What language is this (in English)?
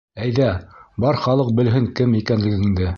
Bashkir